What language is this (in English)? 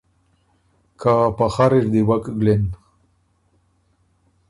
Ormuri